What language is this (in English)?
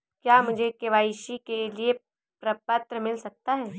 Hindi